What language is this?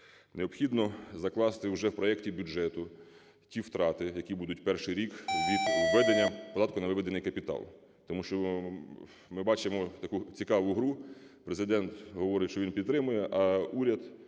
Ukrainian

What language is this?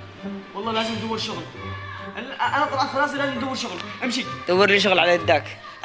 Arabic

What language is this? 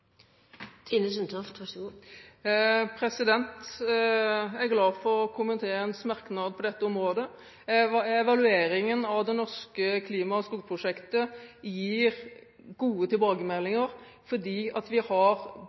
Norwegian Bokmål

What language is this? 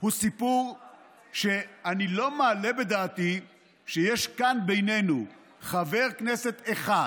Hebrew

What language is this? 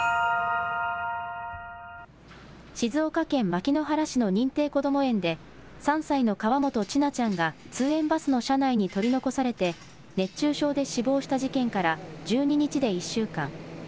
Japanese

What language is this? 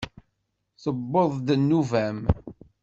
Kabyle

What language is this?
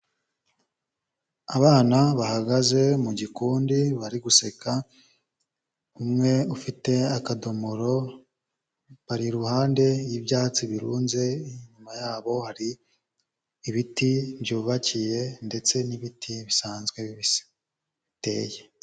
Kinyarwanda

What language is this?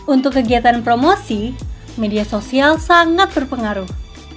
Indonesian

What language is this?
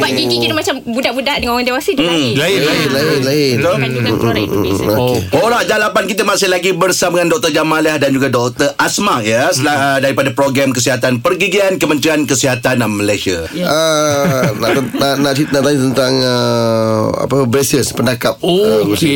Malay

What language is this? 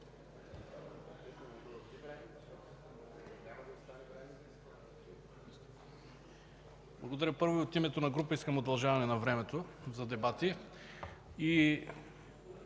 Bulgarian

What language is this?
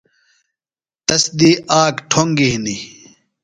Phalura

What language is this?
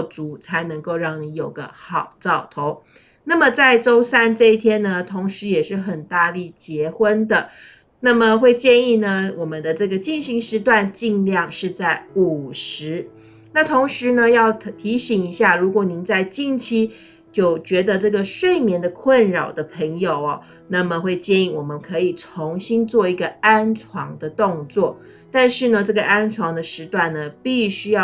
Chinese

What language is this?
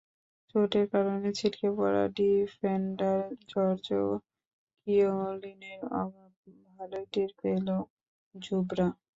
Bangla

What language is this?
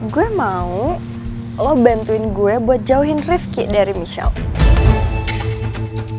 Indonesian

